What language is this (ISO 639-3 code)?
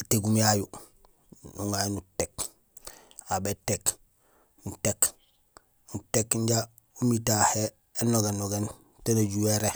gsl